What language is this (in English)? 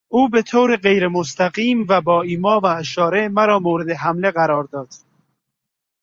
Persian